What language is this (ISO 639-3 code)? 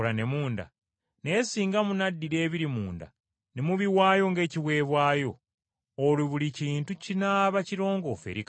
lug